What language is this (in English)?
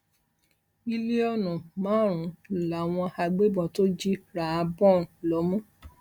Yoruba